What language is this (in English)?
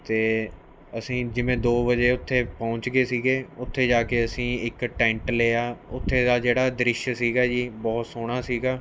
Punjabi